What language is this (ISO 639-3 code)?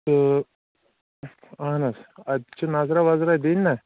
kas